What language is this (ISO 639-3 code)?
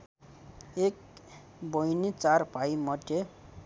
nep